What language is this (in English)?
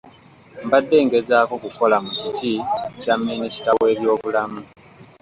Ganda